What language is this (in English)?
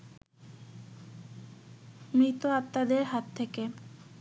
Bangla